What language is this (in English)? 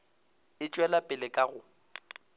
Northern Sotho